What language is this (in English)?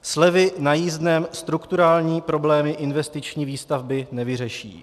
Czech